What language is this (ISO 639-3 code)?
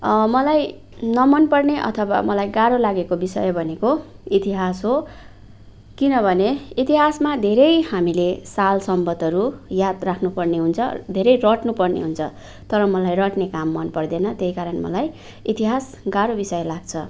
nep